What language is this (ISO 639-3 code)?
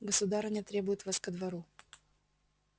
rus